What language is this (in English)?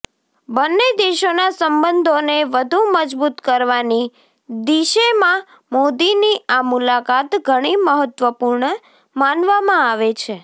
Gujarati